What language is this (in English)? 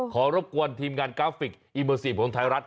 Thai